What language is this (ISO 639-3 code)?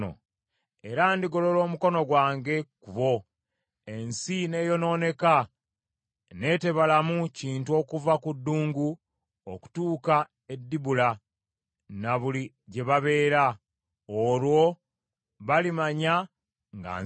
lug